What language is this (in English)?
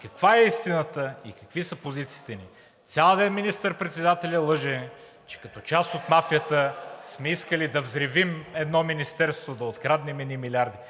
Bulgarian